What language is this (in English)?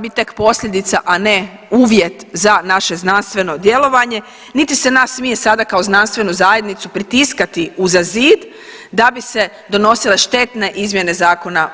Croatian